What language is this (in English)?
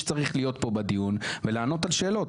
Hebrew